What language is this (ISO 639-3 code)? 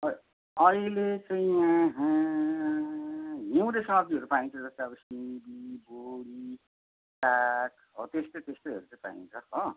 nep